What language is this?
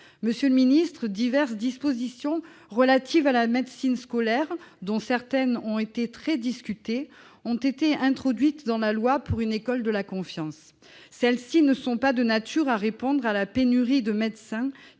French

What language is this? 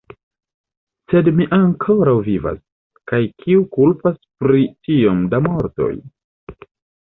Esperanto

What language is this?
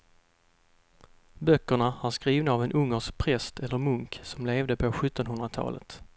Swedish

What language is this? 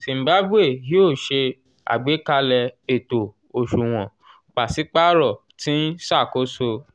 Yoruba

